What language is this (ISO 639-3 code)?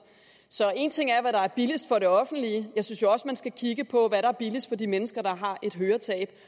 dan